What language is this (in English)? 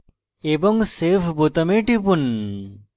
Bangla